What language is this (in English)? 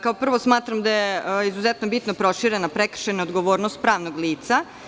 Serbian